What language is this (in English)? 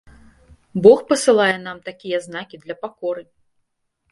Belarusian